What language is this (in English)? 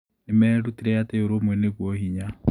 Kikuyu